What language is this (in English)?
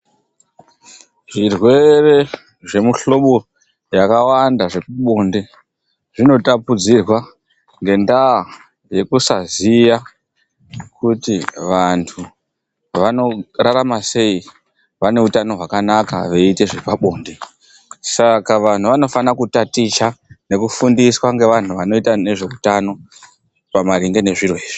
Ndau